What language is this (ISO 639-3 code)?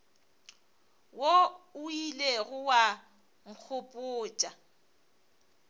nso